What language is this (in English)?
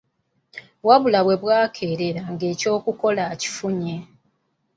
Ganda